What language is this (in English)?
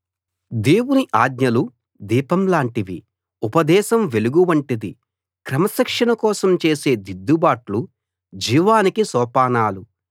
Telugu